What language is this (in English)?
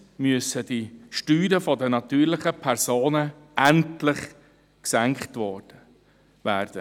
Swiss German